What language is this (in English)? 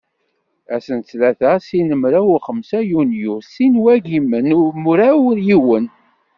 Kabyle